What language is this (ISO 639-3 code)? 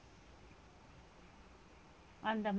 tam